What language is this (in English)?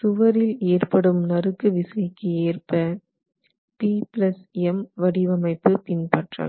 Tamil